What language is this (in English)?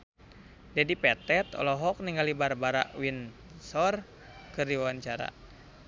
Sundanese